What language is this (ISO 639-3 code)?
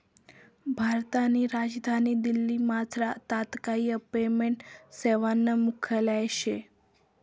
mar